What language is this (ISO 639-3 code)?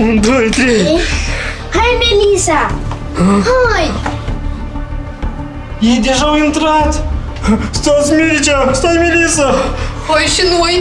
ron